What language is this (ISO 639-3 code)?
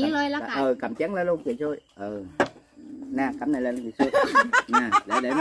vie